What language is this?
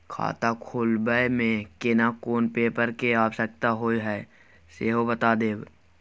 Maithili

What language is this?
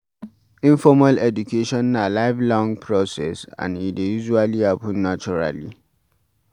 Nigerian Pidgin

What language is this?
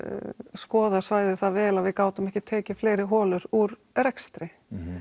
Icelandic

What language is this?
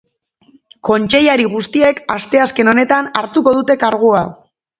Basque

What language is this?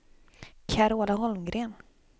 Swedish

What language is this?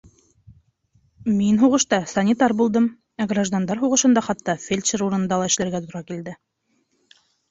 Bashkir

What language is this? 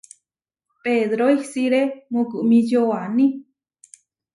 Huarijio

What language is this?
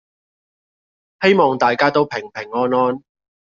Cantonese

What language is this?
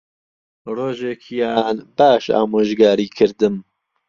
Central Kurdish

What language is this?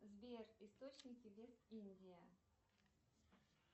Russian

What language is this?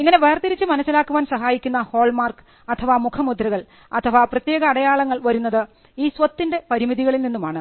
Malayalam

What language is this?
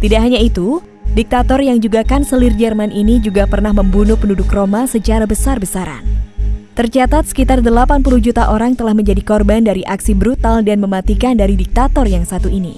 Indonesian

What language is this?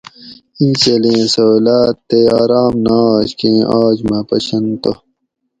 Gawri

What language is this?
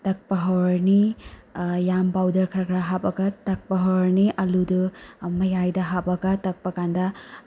Manipuri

